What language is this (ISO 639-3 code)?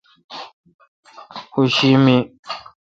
xka